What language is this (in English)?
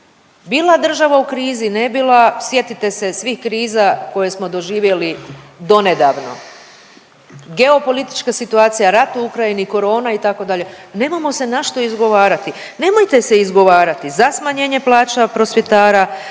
Croatian